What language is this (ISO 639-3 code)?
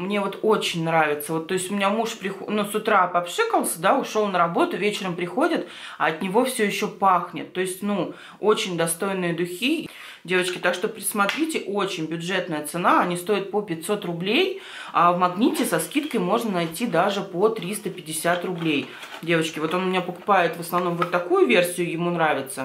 rus